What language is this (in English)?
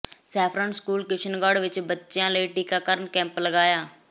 Punjabi